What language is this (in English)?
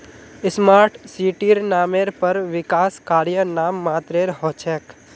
Magahi